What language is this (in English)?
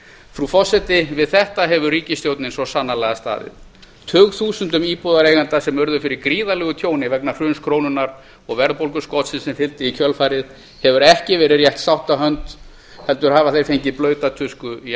Icelandic